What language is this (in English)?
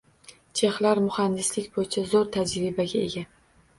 Uzbek